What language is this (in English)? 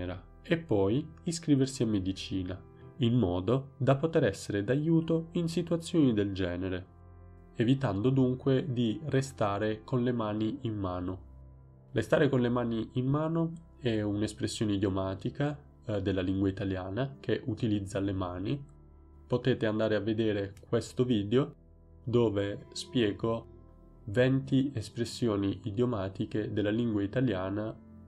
Italian